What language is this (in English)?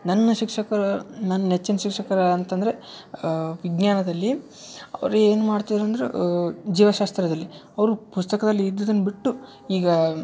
Kannada